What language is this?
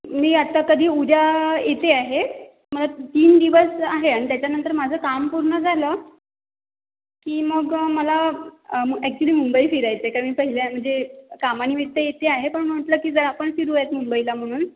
Marathi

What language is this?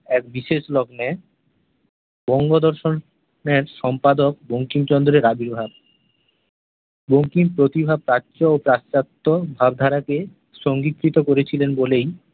Bangla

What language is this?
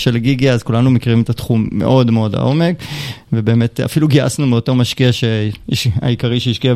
Hebrew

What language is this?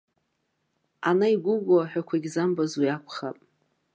Abkhazian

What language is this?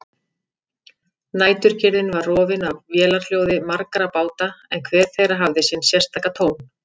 Icelandic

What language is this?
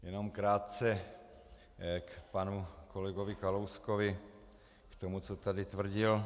Czech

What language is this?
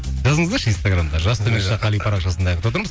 Kazakh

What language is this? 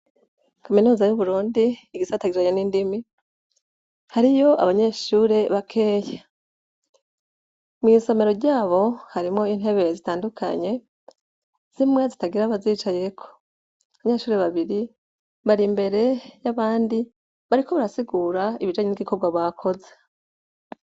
Rundi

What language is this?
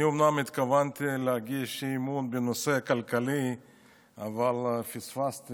Hebrew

